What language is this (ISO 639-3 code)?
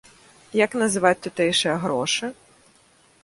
bel